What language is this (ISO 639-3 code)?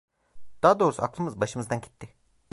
tur